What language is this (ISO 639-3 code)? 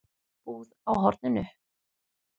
isl